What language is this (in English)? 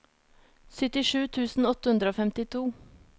Norwegian